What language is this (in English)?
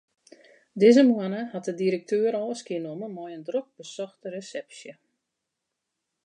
Western Frisian